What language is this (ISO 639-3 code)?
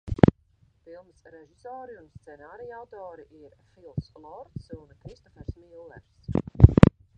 lav